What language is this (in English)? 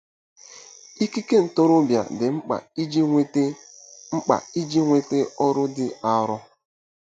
Igbo